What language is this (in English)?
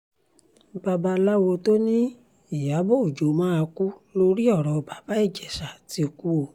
Yoruba